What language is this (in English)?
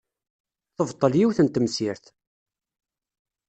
Kabyle